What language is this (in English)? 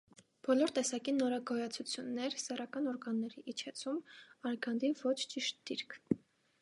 Armenian